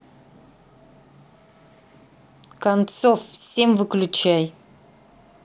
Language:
Russian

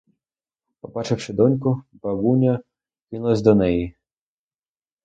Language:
Ukrainian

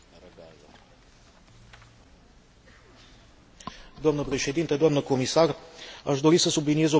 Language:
Romanian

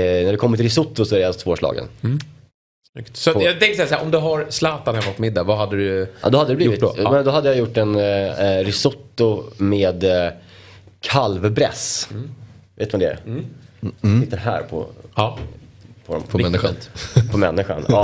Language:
Swedish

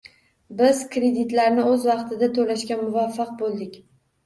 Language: Uzbek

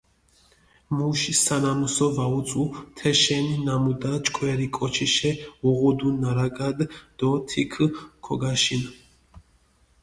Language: Mingrelian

